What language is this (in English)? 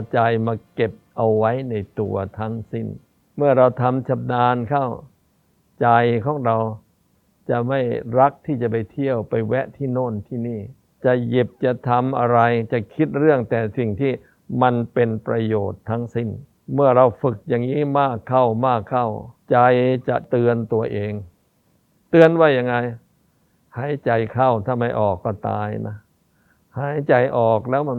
Thai